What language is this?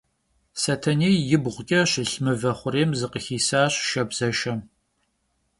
Kabardian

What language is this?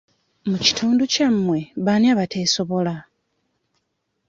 Ganda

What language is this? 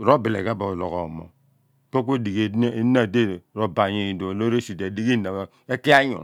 Abua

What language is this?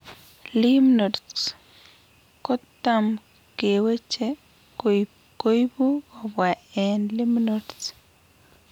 Kalenjin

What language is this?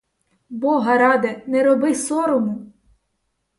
Ukrainian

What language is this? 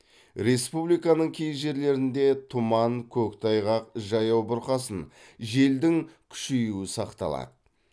Kazakh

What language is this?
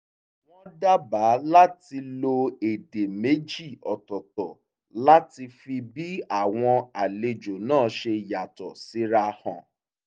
Yoruba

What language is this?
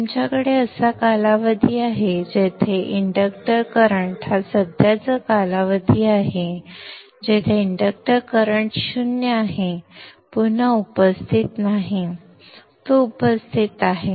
Marathi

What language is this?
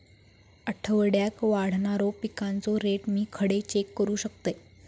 Marathi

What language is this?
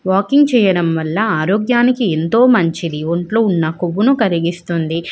Telugu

